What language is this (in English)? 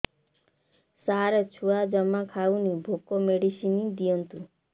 Odia